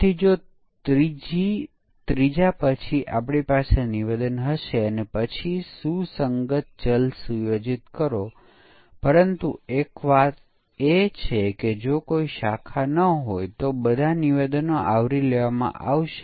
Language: Gujarati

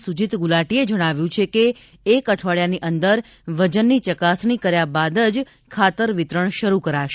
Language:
Gujarati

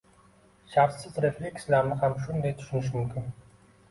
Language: Uzbek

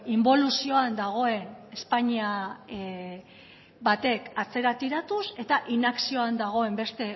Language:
Basque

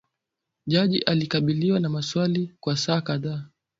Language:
Swahili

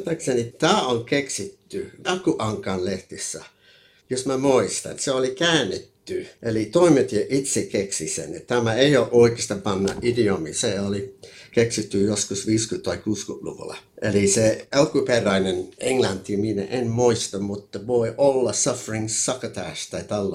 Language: Finnish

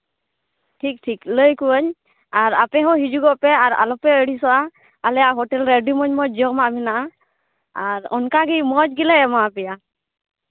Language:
Santali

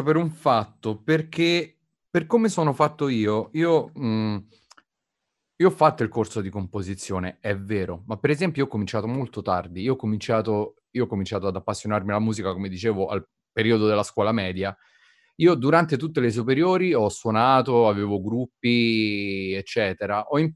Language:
Italian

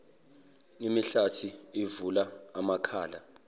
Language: Zulu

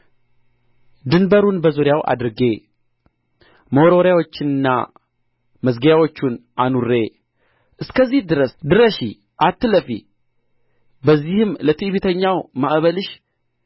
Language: Amharic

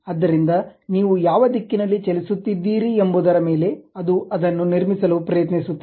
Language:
Kannada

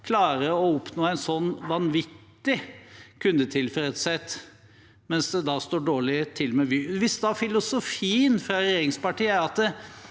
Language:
Norwegian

